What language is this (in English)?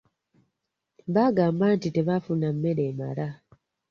Ganda